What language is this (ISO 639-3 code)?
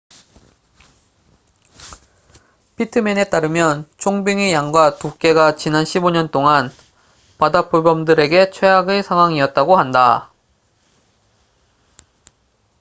kor